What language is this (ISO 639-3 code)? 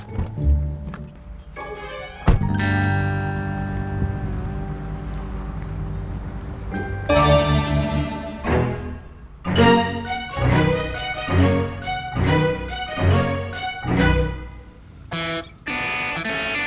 ind